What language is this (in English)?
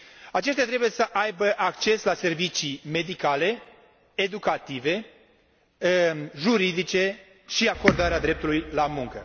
Romanian